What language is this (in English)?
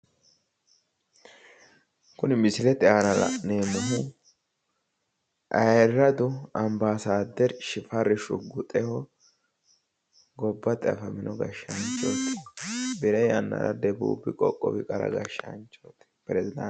Sidamo